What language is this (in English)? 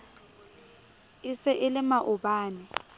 Southern Sotho